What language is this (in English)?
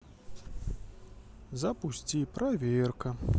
Russian